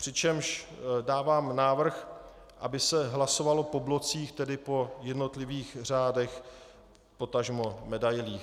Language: Czech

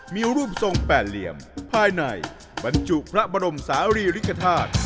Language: Thai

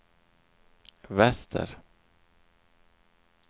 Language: Swedish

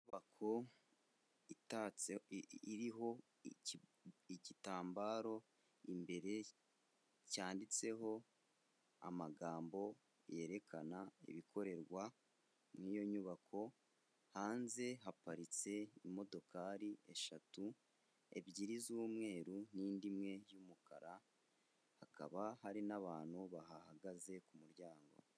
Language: Kinyarwanda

